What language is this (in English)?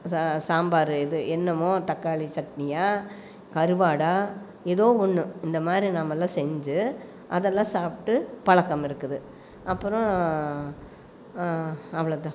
Tamil